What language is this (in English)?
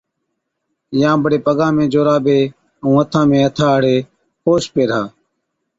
Od